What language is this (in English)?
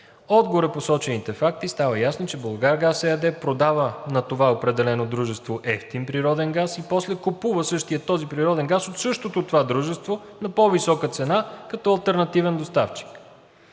Bulgarian